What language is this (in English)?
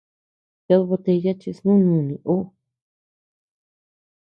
Tepeuxila Cuicatec